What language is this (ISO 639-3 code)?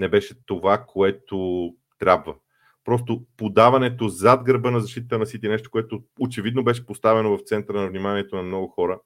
bul